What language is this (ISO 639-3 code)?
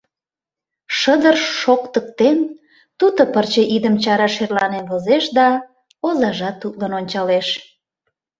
chm